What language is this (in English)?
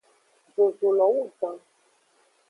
Aja (Benin)